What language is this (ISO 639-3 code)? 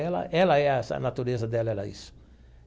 por